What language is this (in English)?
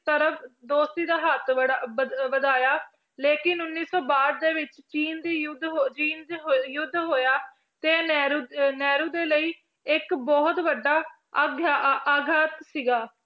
Punjabi